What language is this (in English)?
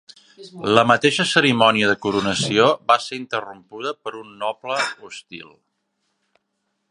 Catalan